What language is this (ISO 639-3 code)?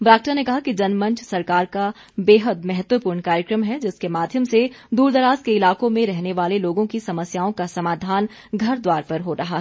hin